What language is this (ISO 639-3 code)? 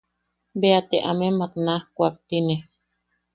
yaq